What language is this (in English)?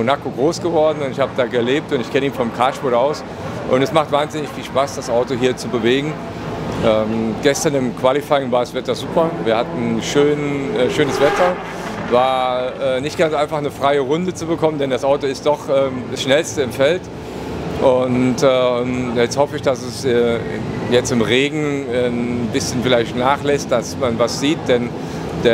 German